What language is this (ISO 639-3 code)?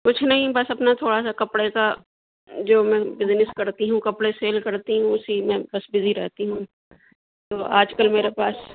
urd